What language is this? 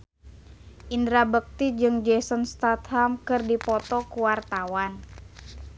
Sundanese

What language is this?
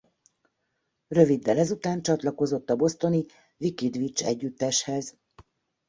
Hungarian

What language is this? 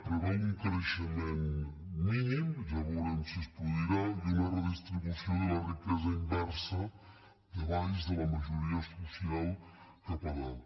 Catalan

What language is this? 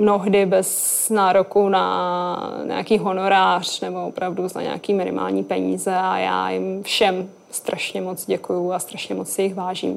Czech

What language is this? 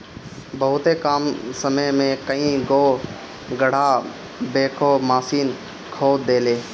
Bhojpuri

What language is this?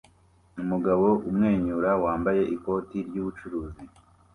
Kinyarwanda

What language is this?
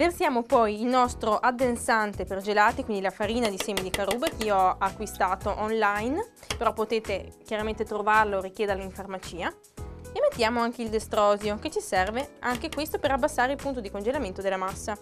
Italian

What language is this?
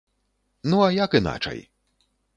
Belarusian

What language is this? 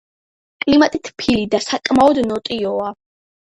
Georgian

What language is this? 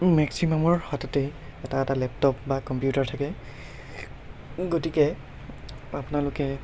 Assamese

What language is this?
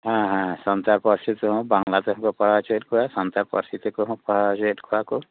Santali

